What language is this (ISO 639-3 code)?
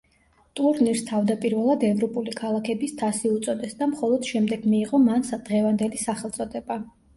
kat